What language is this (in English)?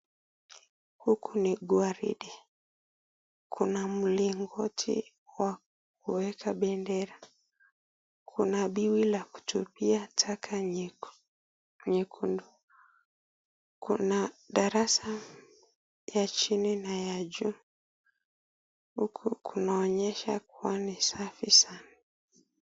Swahili